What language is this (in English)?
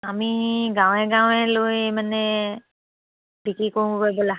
Assamese